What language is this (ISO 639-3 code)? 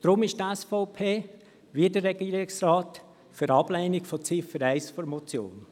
gsw